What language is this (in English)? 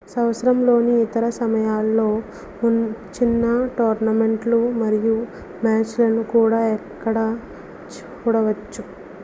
Telugu